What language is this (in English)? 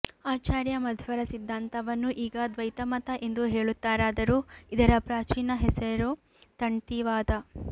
Kannada